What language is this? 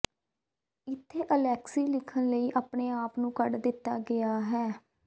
Punjabi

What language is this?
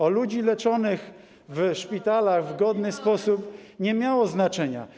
Polish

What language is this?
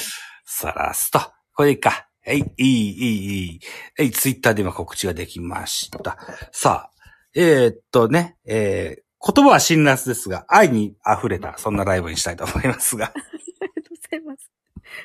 Japanese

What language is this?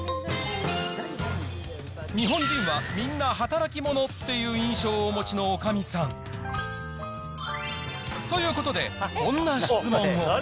Japanese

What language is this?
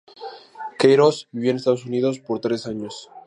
Spanish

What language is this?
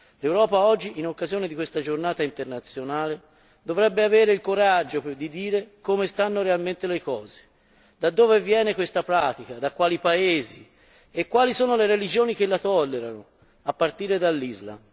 Italian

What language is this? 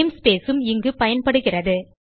Tamil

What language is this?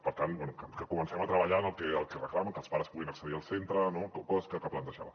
Catalan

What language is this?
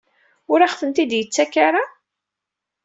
Kabyle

